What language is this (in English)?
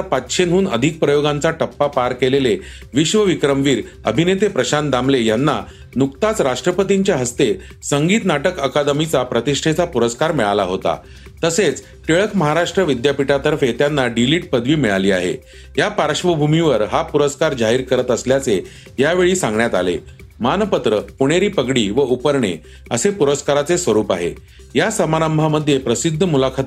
Marathi